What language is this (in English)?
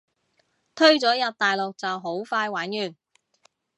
Cantonese